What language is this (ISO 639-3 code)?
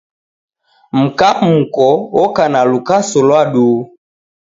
dav